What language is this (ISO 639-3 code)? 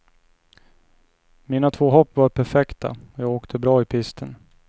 swe